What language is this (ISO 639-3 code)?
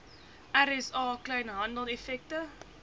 afr